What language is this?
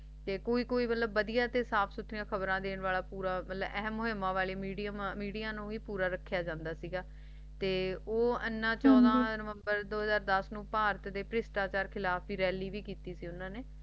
Punjabi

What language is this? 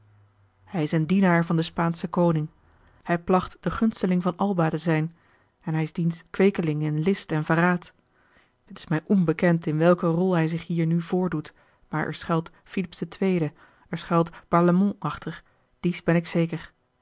Dutch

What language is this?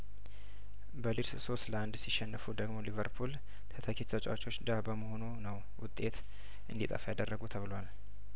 Amharic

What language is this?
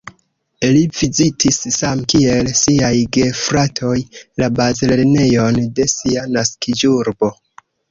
Esperanto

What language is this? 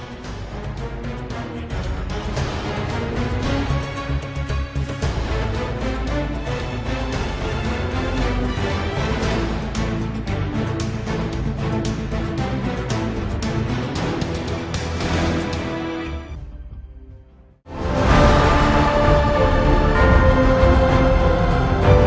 Vietnamese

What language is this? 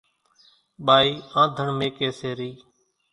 Kachi Koli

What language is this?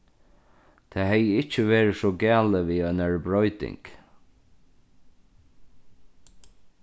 Faroese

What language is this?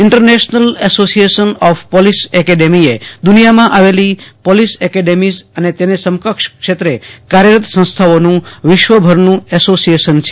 Gujarati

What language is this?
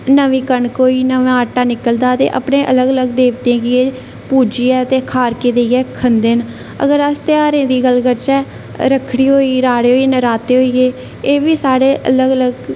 Dogri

